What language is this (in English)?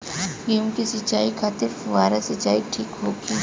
Bhojpuri